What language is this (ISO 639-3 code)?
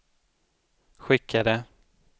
swe